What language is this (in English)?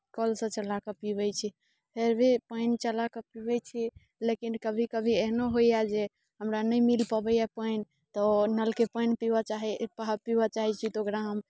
Maithili